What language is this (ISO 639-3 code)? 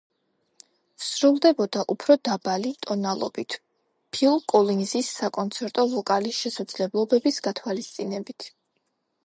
kat